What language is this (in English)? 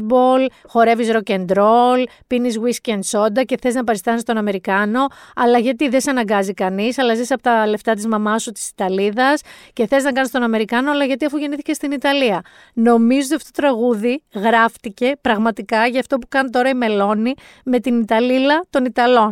Greek